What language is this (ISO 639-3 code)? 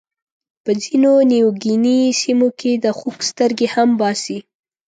pus